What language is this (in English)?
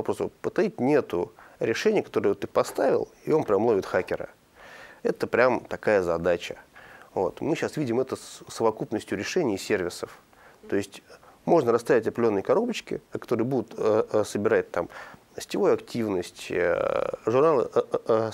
Russian